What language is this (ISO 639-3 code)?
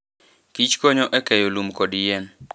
luo